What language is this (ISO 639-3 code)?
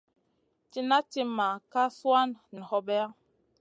mcn